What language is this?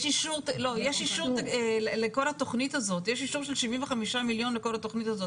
Hebrew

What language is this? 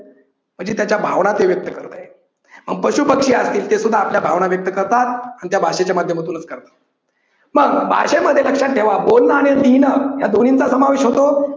Marathi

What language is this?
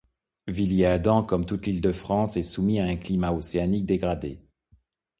French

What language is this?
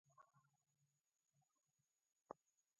Swahili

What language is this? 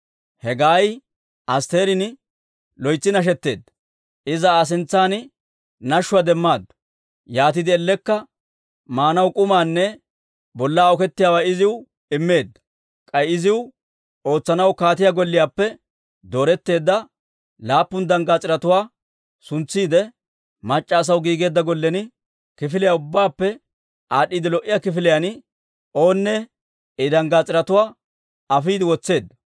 Dawro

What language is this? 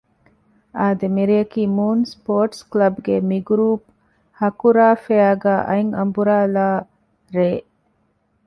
Divehi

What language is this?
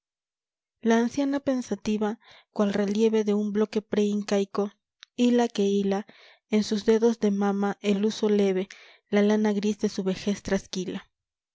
Spanish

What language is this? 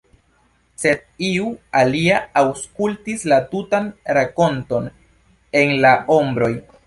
Esperanto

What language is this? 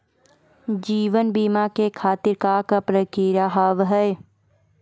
Maithili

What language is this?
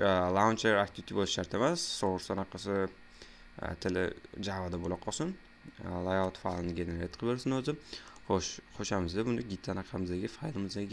Uzbek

